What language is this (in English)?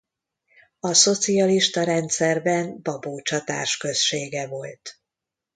Hungarian